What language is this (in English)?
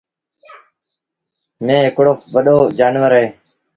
Sindhi Bhil